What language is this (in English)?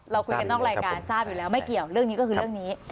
Thai